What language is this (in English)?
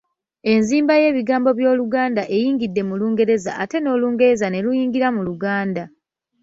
Ganda